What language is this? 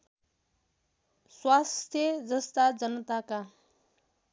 Nepali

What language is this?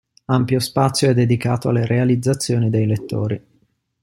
Italian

